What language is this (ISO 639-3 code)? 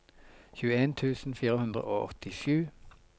nor